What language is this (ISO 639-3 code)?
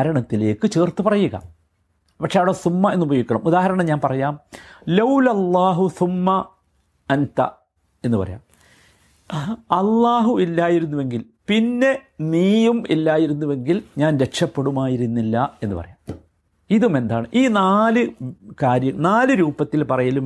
mal